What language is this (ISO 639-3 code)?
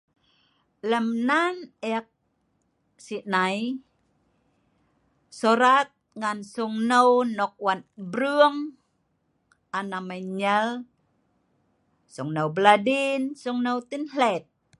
snv